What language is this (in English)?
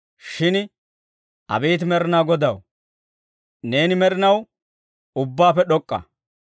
Dawro